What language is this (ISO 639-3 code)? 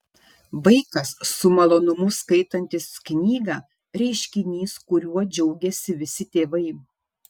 lit